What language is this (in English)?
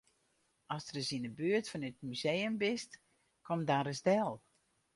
Western Frisian